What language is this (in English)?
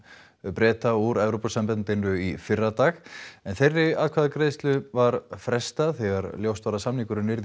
Icelandic